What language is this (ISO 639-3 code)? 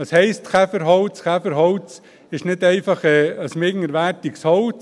gsw